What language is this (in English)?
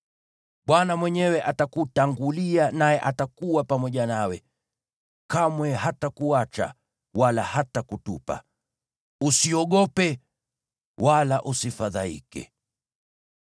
Swahili